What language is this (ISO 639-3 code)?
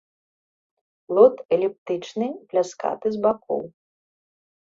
bel